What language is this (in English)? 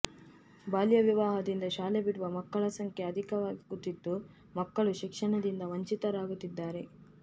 Kannada